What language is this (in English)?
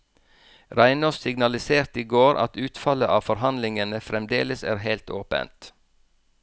Norwegian